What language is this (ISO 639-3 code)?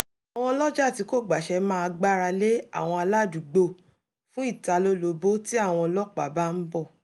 yor